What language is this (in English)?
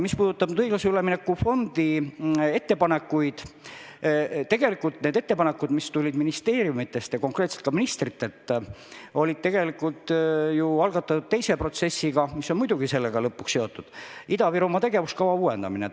Estonian